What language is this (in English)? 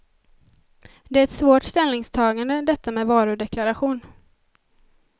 Swedish